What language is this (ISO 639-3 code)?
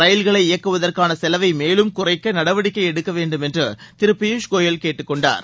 tam